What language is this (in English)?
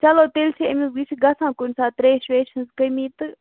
Kashmiri